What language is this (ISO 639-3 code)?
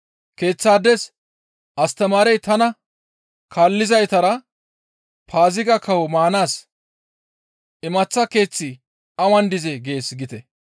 gmv